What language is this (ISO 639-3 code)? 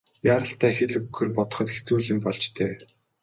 mon